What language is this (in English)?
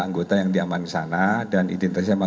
Indonesian